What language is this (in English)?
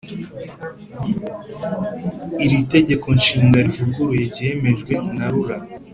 Kinyarwanda